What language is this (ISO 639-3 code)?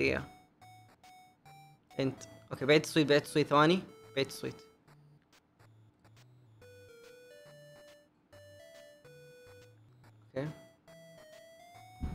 ara